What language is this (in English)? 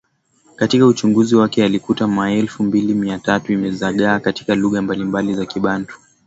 Swahili